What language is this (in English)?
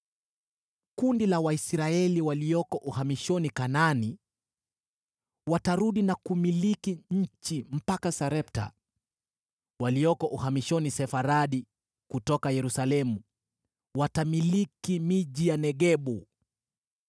Swahili